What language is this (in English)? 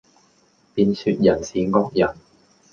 Cantonese